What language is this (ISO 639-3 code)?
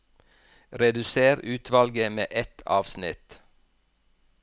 nor